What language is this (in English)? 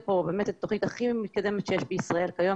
Hebrew